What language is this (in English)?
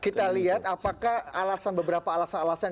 Indonesian